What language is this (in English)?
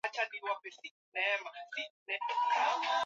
Swahili